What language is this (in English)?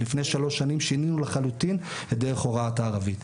Hebrew